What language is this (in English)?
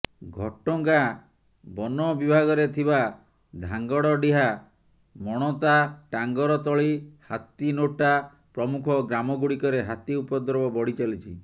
Odia